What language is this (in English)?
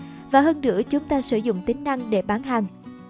Vietnamese